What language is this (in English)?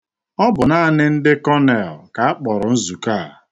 Igbo